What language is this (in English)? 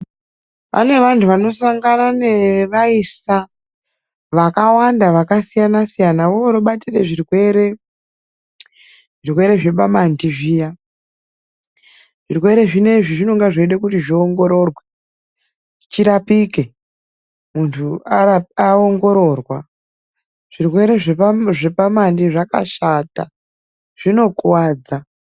Ndau